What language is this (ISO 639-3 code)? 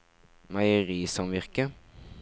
nor